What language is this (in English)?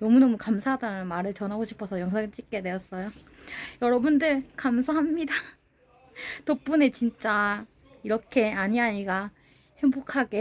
Korean